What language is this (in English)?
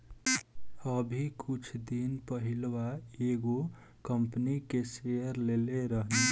Bhojpuri